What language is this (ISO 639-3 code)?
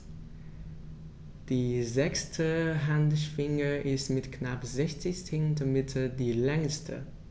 deu